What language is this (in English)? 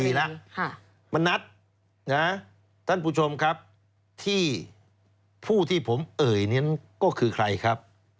Thai